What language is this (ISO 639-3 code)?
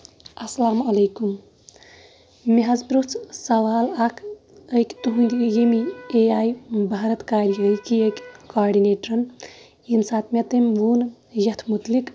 kas